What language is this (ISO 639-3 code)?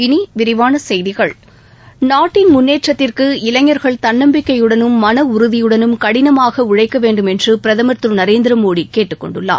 tam